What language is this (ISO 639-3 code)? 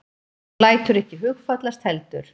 isl